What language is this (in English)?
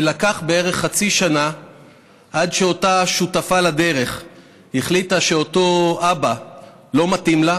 Hebrew